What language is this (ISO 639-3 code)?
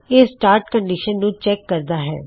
pan